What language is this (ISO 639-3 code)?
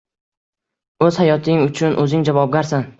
uzb